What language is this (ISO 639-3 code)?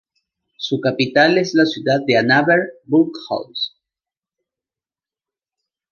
spa